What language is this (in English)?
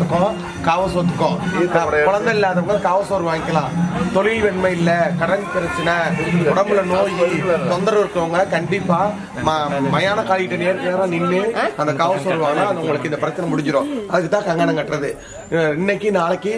Tamil